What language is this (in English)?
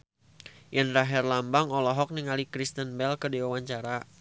Sundanese